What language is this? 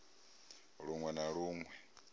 Venda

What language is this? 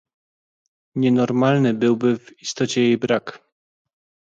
Polish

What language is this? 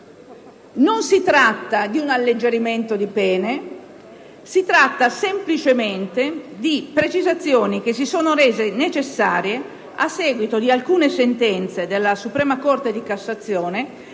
Italian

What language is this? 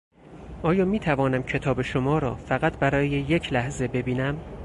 Persian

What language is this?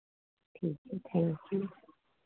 Hindi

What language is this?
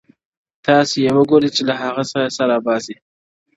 Pashto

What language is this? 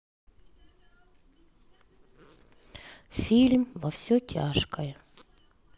Russian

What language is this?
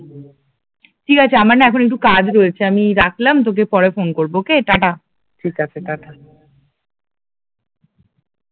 Bangla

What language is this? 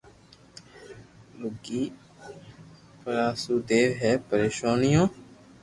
Loarki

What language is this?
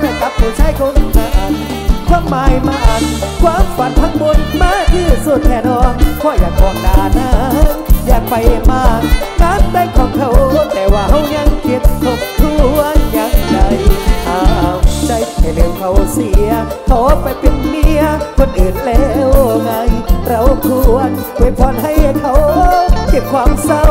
Thai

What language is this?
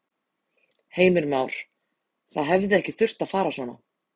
Icelandic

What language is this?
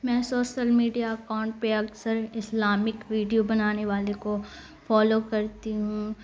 Urdu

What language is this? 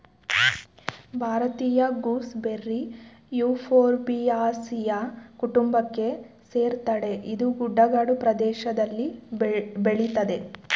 Kannada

